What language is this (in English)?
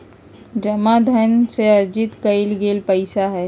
Magahi